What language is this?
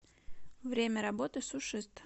Russian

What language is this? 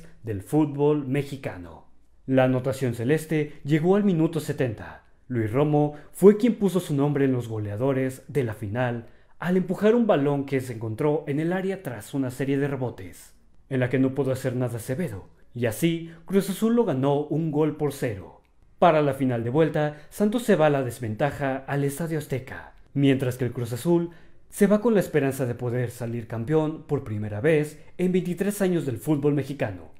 Spanish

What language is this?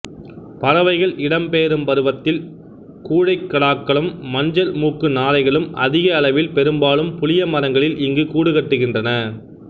Tamil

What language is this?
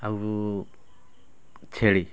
Odia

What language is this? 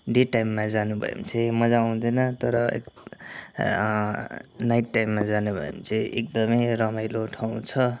Nepali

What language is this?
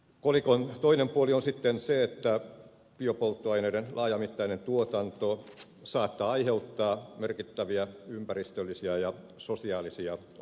Finnish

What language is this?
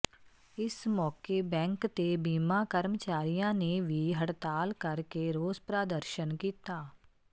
Punjabi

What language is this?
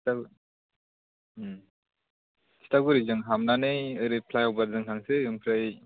Bodo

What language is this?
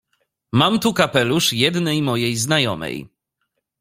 Polish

